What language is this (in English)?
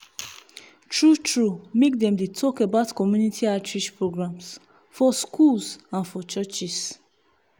Nigerian Pidgin